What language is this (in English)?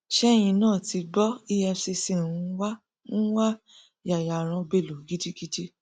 Yoruba